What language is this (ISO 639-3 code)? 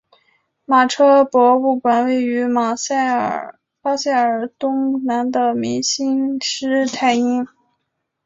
zho